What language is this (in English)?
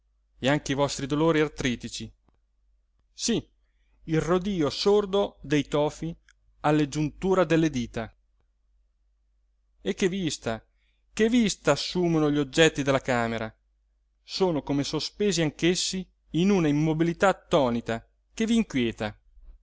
Italian